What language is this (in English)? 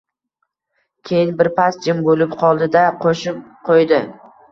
Uzbek